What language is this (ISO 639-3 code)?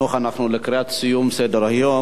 heb